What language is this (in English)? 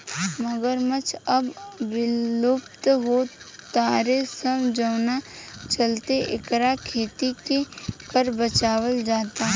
Bhojpuri